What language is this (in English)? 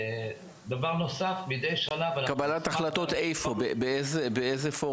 Hebrew